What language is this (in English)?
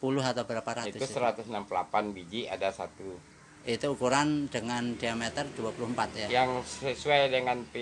Indonesian